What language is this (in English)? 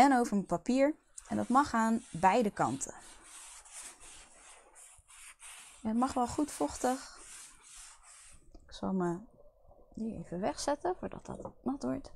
Dutch